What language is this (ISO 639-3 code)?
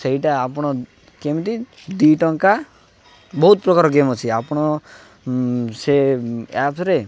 ori